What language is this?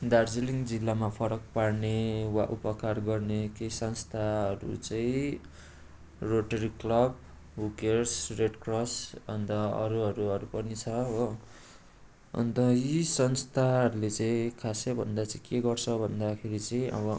Nepali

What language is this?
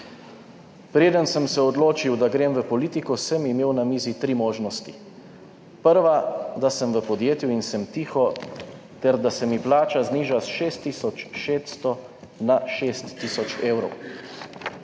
Slovenian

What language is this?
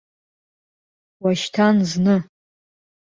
Abkhazian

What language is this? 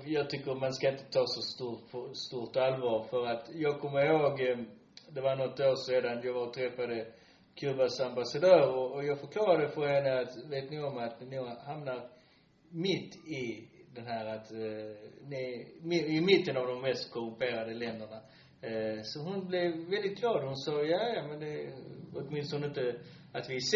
Swedish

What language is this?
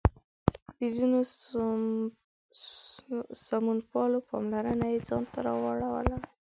Pashto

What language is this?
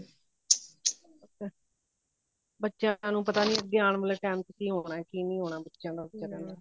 Punjabi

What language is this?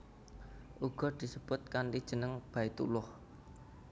Javanese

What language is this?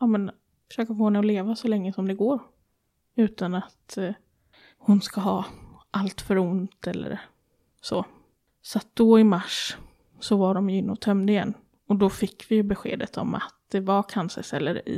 Swedish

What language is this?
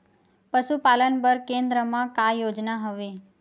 Chhattisgarhi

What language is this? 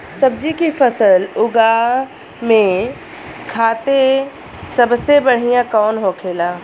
Bhojpuri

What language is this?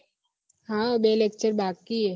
Gujarati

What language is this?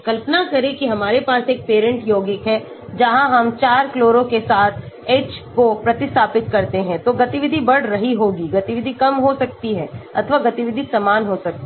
Hindi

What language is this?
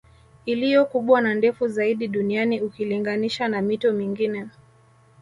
Swahili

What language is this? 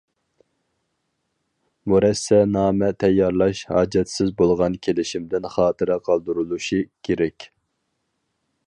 Uyghur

